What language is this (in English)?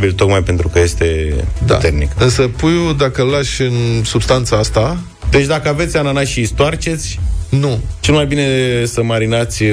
Romanian